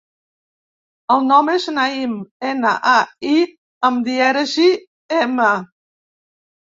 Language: Catalan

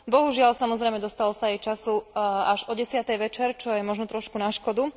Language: Slovak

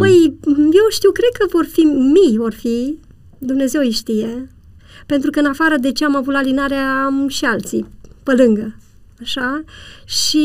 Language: Romanian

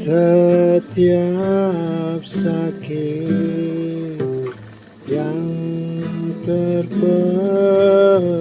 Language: Indonesian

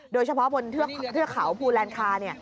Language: Thai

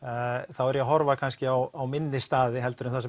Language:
Icelandic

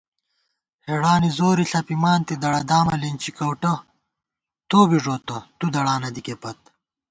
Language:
Gawar-Bati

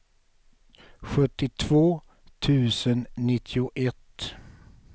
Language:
Swedish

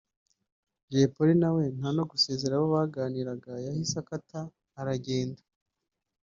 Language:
Kinyarwanda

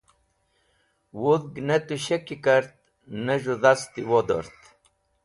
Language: Wakhi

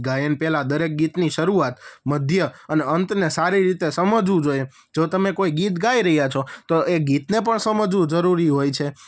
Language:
Gujarati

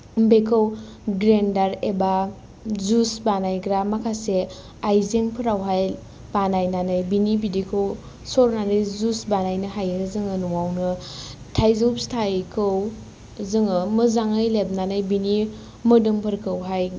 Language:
Bodo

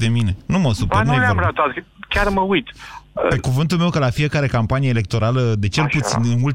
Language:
Romanian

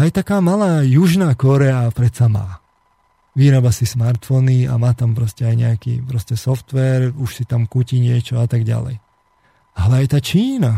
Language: Slovak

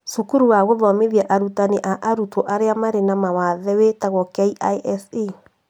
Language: Kikuyu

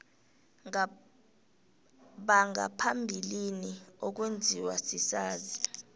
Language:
South Ndebele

